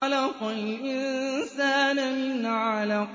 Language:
Arabic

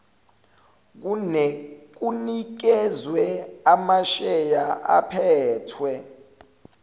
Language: Zulu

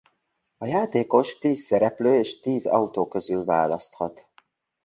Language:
Hungarian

